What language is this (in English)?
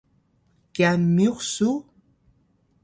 Atayal